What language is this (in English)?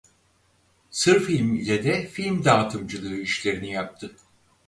Turkish